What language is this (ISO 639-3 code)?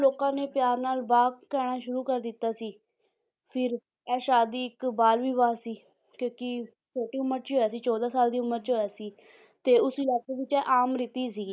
pan